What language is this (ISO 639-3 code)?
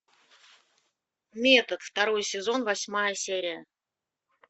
rus